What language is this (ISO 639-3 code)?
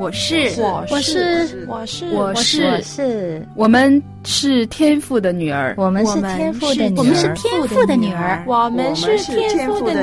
zho